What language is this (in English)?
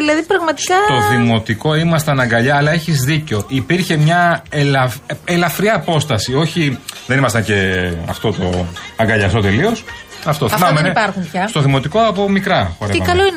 Greek